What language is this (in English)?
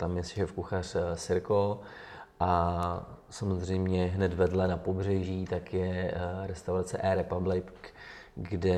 Czech